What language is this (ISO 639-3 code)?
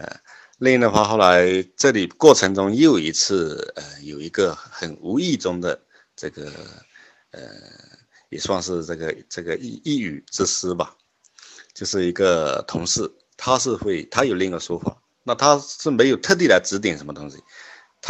zho